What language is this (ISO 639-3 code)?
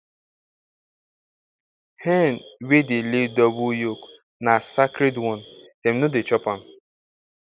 pcm